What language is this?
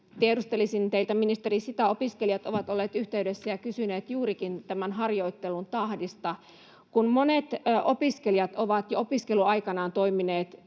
Finnish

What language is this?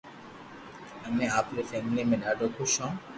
Loarki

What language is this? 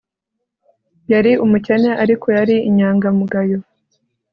Kinyarwanda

